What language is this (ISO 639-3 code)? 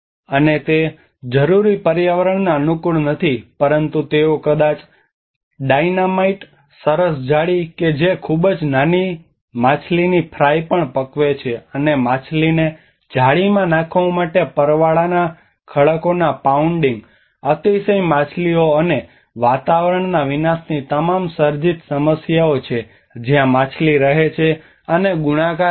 guj